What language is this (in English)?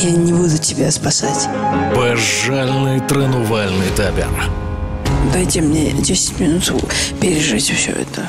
Russian